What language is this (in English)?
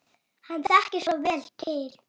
Icelandic